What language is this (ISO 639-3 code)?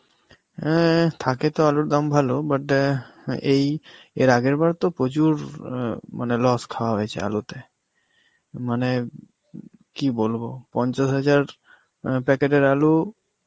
ben